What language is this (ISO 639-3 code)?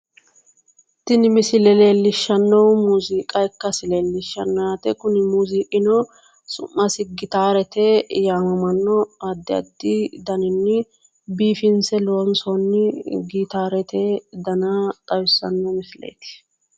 sid